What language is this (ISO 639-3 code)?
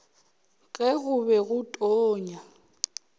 nso